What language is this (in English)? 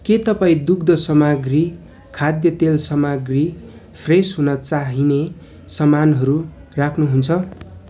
Nepali